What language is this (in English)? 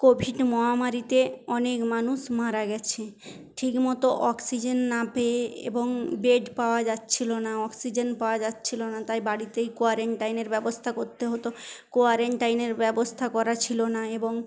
Bangla